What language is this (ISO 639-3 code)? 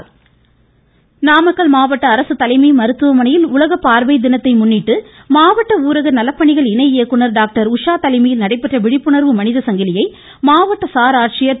tam